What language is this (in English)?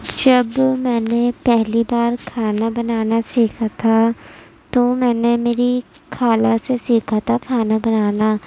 Urdu